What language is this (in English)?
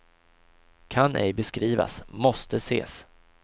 Swedish